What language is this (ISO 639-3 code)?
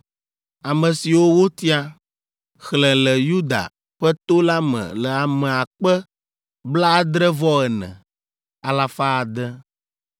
ewe